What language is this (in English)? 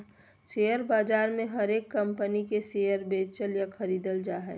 Magahi